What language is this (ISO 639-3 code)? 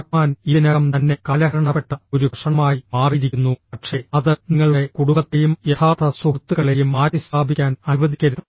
mal